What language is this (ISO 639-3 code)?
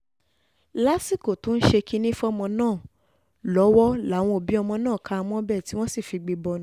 yor